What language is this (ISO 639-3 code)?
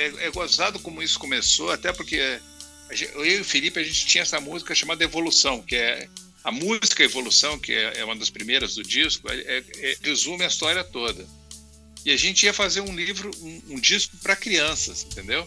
por